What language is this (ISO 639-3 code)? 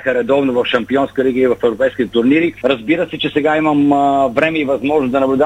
bul